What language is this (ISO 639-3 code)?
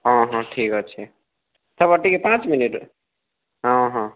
ori